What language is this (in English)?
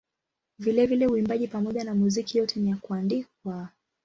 Swahili